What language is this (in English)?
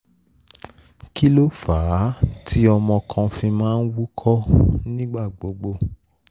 Yoruba